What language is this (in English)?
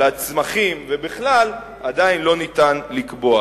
Hebrew